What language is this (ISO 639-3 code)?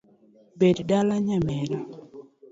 luo